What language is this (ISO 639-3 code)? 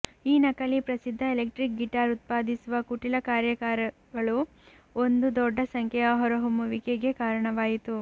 kan